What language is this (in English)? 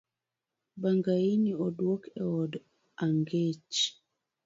Luo (Kenya and Tanzania)